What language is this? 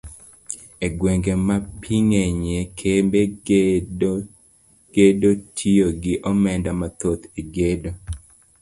Luo (Kenya and Tanzania)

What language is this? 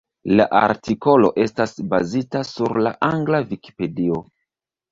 Esperanto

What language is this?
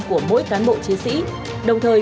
Vietnamese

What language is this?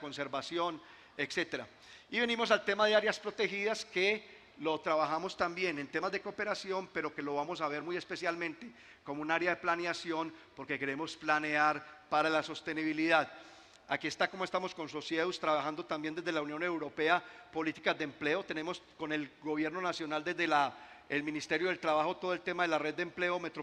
Spanish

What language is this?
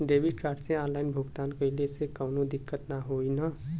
Bhojpuri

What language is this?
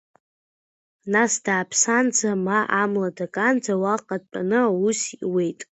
Abkhazian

